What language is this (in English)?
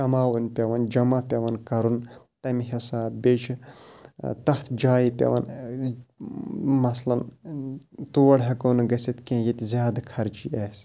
Kashmiri